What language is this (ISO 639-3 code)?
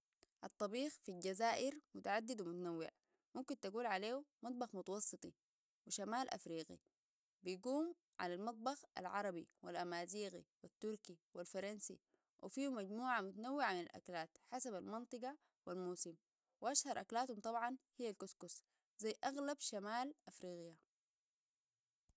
apd